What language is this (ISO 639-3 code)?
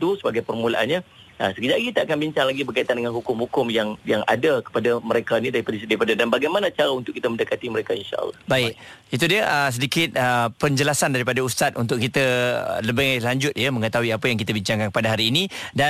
msa